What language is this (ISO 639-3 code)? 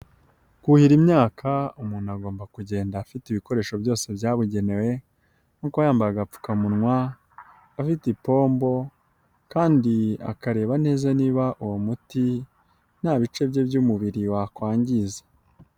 kin